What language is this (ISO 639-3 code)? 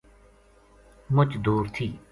gju